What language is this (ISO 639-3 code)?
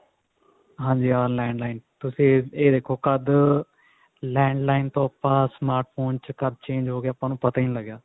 pan